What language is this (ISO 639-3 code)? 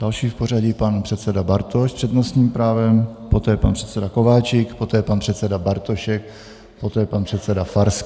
ces